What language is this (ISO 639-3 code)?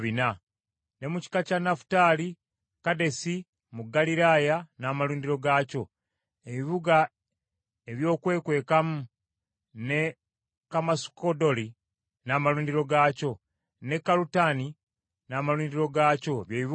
lug